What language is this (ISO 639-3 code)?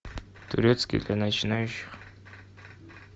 rus